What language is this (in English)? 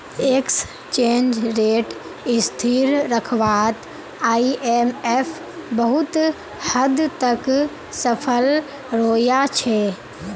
Magahi